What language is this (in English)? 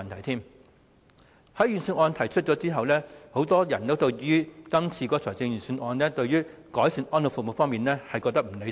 Cantonese